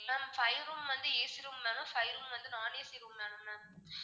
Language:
Tamil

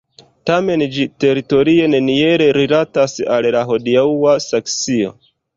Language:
Esperanto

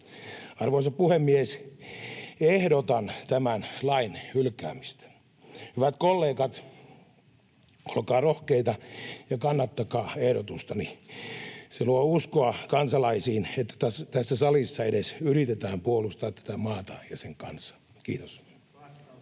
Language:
Finnish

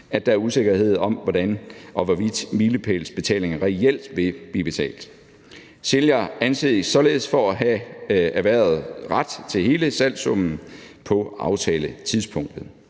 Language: Danish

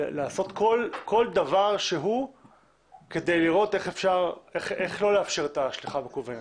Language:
Hebrew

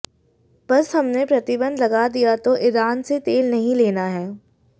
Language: Hindi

